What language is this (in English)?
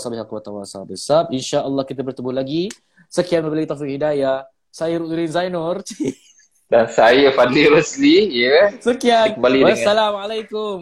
Malay